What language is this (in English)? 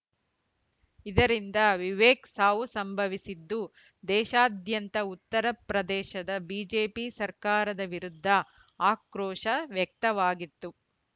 Kannada